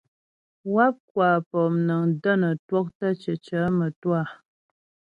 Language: Ghomala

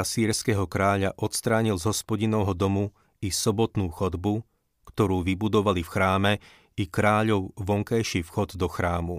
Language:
Slovak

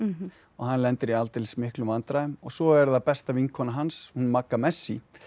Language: Icelandic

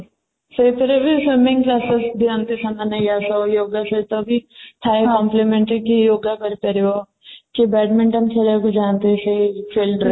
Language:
Odia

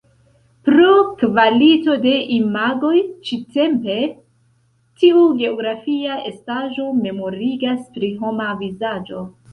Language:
Esperanto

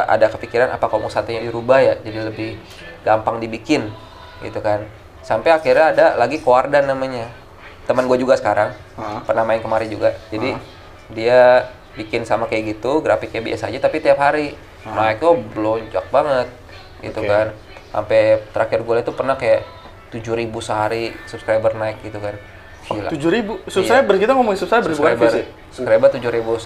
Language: Indonesian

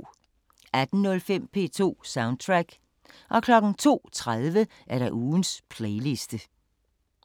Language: Danish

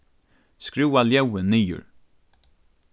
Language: Faroese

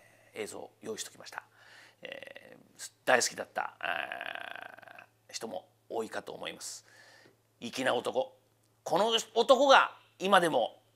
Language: Japanese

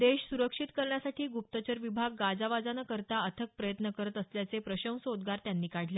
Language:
Marathi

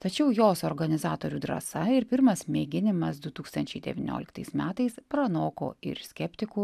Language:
Lithuanian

